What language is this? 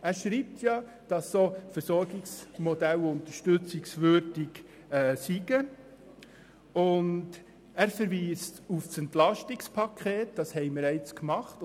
Swiss German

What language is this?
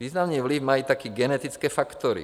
Czech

